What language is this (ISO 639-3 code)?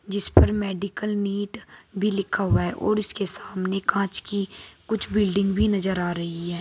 hin